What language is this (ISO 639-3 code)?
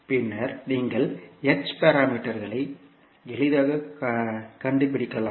tam